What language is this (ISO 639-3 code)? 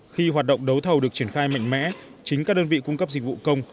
vie